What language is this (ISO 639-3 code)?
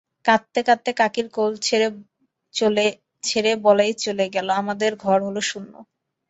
ben